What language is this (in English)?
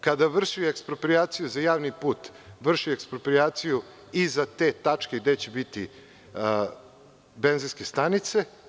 Serbian